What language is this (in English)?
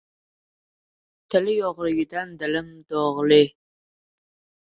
Uzbek